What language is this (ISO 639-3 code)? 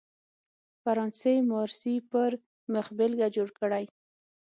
pus